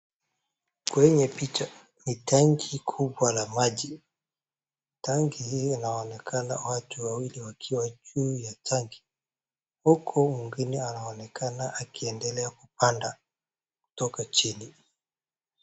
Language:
Swahili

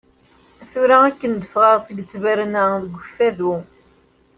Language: Kabyle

